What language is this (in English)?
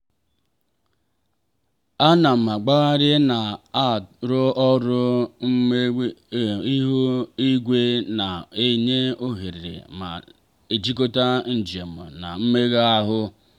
Igbo